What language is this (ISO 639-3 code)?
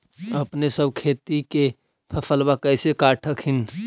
mag